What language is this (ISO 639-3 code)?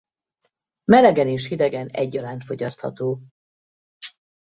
hun